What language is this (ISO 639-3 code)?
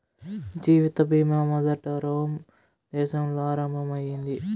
tel